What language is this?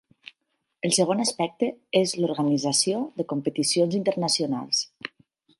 Catalan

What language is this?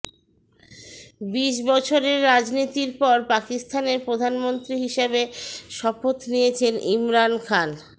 Bangla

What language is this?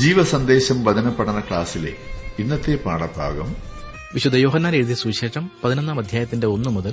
Malayalam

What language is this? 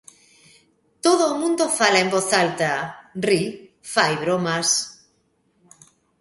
Galician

